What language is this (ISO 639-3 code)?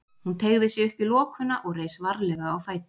isl